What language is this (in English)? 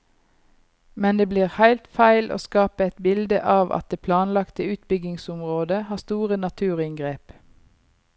Norwegian